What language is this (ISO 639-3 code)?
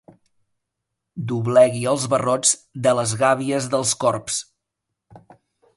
cat